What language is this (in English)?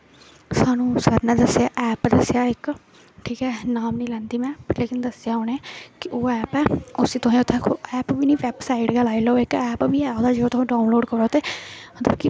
Dogri